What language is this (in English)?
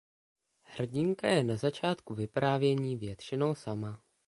Czech